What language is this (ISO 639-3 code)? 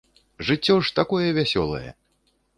bel